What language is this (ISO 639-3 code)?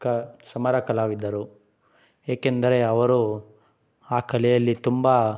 kan